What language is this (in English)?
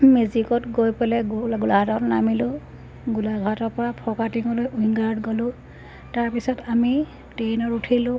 Assamese